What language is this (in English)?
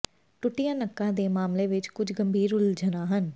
Punjabi